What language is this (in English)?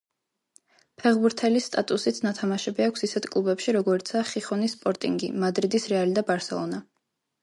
Georgian